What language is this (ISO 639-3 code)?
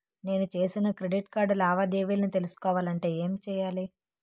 tel